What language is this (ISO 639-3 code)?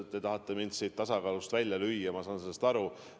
est